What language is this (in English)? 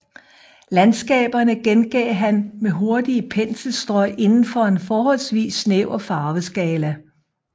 Danish